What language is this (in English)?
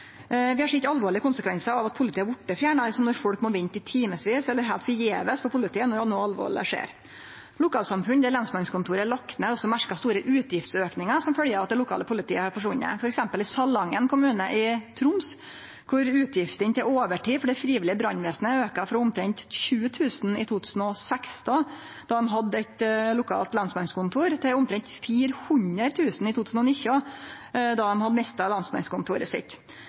Norwegian Nynorsk